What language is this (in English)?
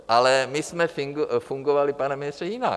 Czech